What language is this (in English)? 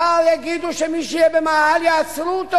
Hebrew